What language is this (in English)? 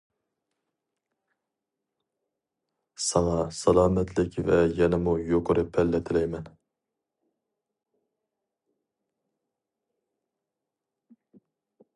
Uyghur